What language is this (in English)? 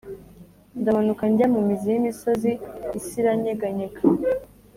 Kinyarwanda